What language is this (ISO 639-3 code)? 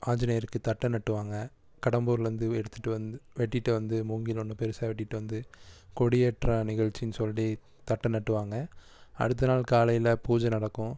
tam